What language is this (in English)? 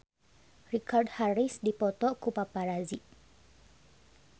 Sundanese